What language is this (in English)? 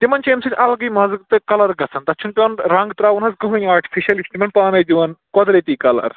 Kashmiri